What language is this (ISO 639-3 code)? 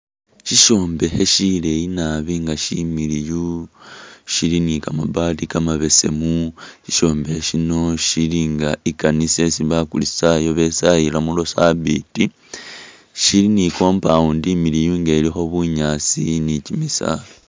myx